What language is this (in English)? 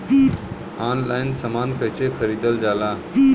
Bhojpuri